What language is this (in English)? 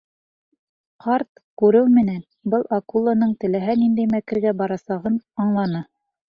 Bashkir